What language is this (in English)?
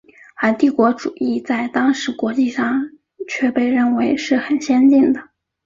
Chinese